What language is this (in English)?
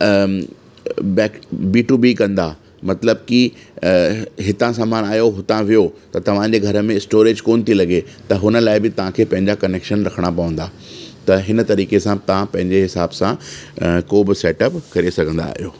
Sindhi